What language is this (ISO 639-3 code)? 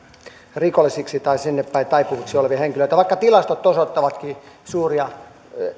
fin